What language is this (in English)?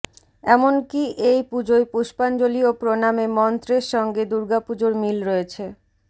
Bangla